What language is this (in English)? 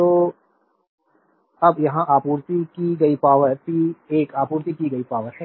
Hindi